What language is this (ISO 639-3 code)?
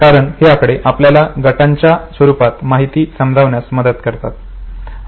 mar